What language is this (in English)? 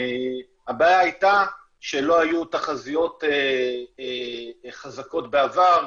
Hebrew